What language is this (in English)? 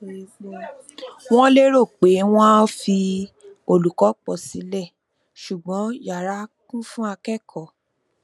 Yoruba